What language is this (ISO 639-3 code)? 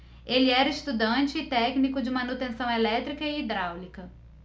por